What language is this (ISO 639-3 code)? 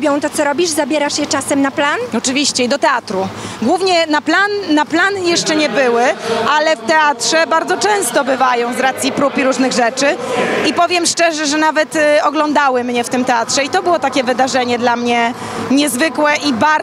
pol